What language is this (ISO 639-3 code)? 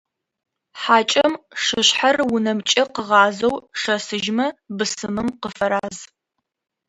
ady